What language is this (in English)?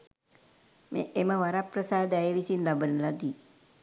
Sinhala